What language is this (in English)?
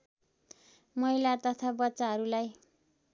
Nepali